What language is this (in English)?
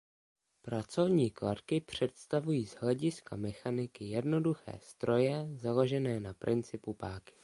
Czech